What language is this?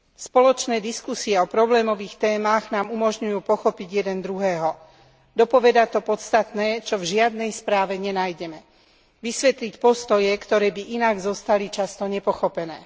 Slovak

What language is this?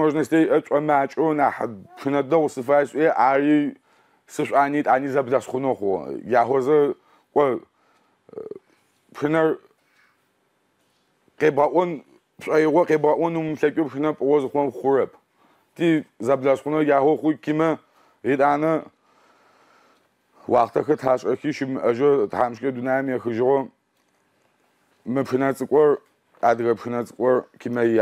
Arabic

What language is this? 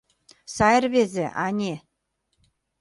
Mari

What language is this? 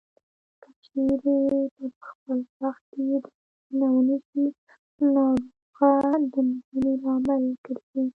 Pashto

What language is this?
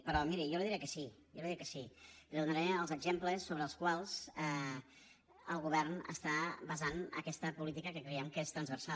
Catalan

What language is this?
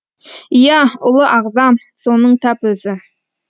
Kazakh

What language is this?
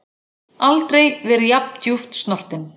Icelandic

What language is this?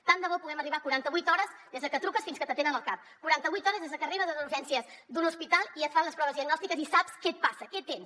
Catalan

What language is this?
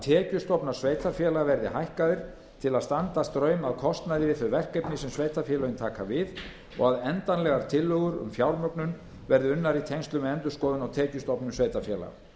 Icelandic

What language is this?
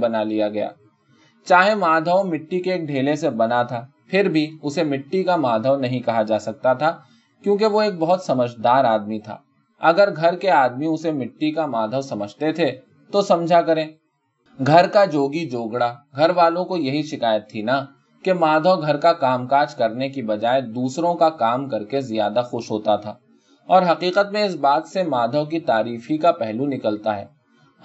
Urdu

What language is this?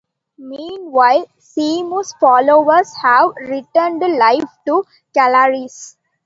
English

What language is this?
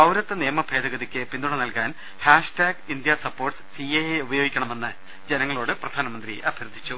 Malayalam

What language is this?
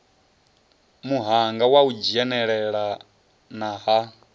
Venda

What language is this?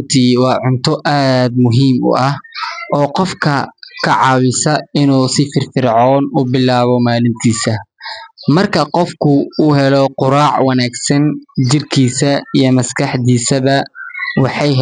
Somali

